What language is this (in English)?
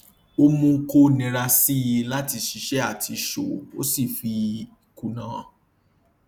Yoruba